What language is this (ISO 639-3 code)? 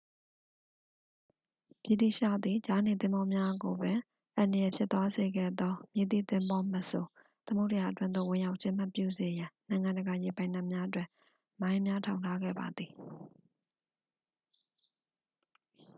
mya